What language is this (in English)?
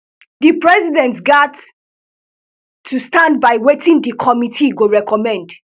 Nigerian Pidgin